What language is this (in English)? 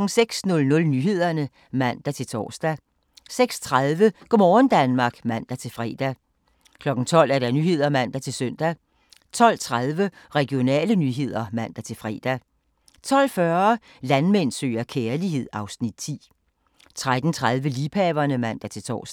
Danish